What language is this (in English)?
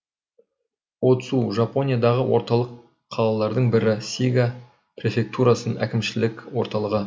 Kazakh